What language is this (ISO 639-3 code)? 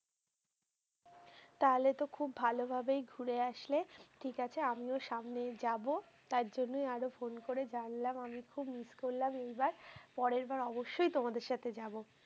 ben